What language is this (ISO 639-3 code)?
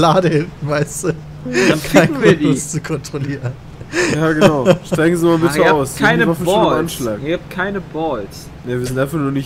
deu